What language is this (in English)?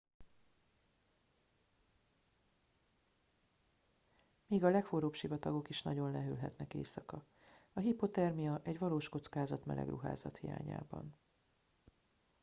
Hungarian